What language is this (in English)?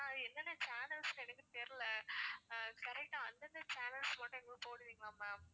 Tamil